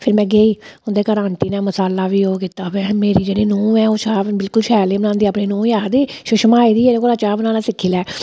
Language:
Dogri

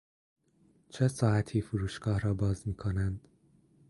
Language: Persian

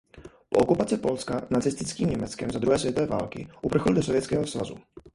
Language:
Czech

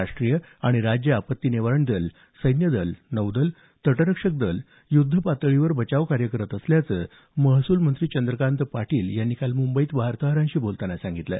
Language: Marathi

